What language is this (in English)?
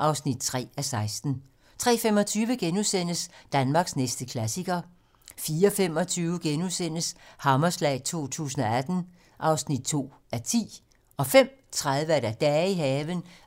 Danish